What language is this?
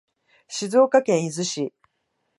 Japanese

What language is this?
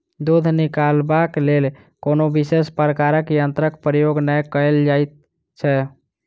Maithili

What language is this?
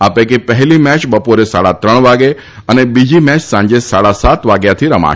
Gujarati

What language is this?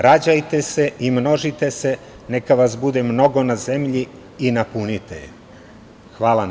Serbian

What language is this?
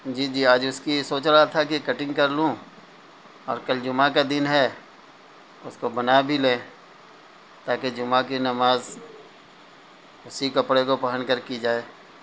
Urdu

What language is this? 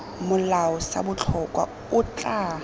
Tswana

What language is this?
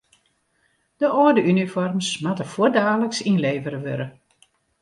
Western Frisian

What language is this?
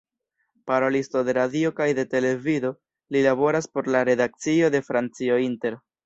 Esperanto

